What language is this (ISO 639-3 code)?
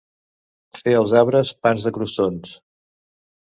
cat